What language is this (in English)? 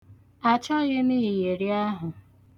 Igbo